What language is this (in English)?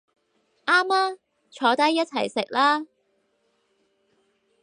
Cantonese